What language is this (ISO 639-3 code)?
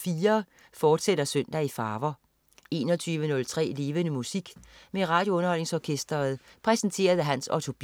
dan